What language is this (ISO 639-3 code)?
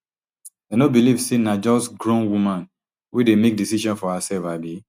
pcm